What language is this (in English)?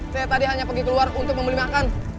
Indonesian